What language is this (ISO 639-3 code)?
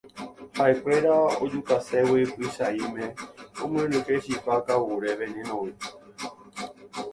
grn